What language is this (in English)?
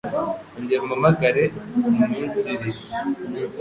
Kinyarwanda